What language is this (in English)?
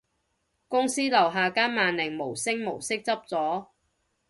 Cantonese